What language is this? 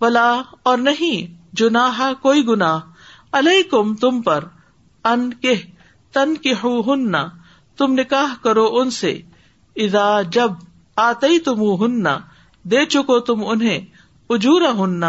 Urdu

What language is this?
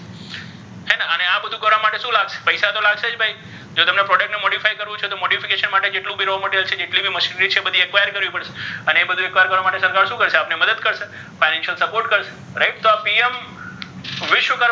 Gujarati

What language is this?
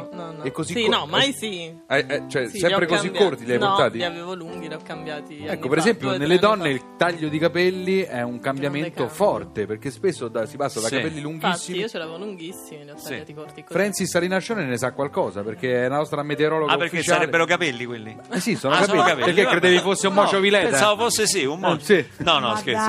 Italian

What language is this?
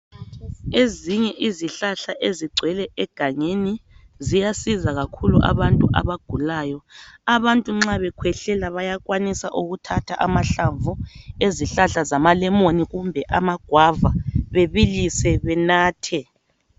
North Ndebele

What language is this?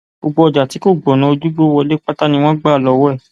Yoruba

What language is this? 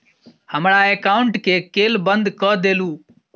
Maithili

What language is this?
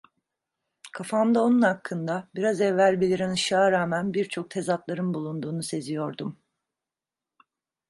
Turkish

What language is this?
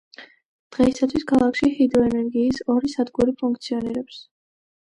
Georgian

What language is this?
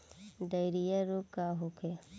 Bhojpuri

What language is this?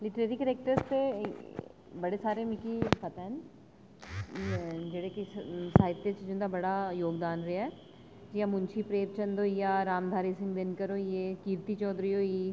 Dogri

